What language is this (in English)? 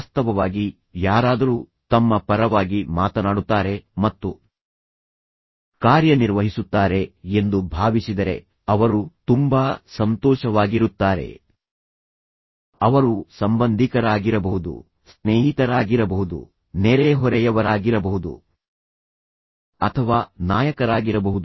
Kannada